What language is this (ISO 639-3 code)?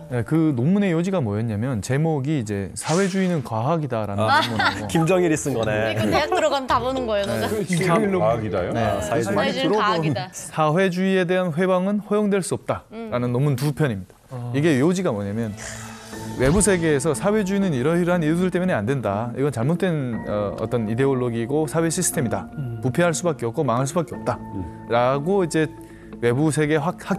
kor